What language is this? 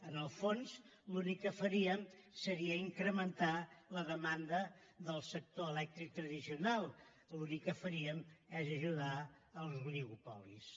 Catalan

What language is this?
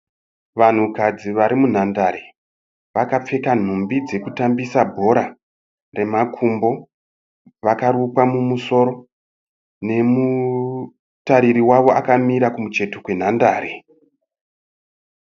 Shona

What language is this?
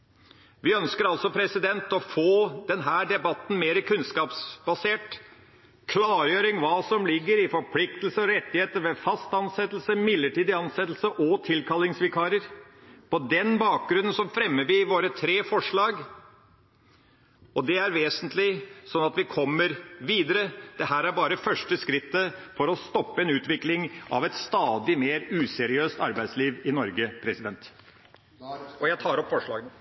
Norwegian Bokmål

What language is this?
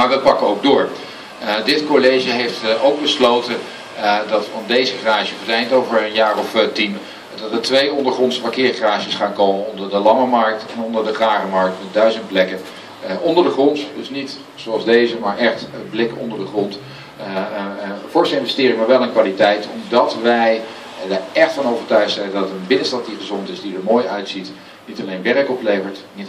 Dutch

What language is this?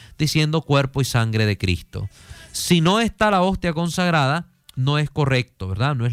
Spanish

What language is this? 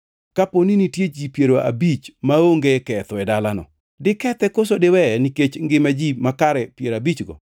Luo (Kenya and Tanzania)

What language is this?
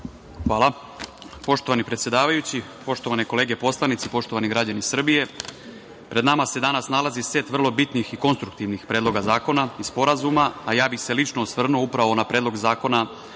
Serbian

